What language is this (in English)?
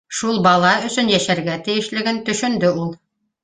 Bashkir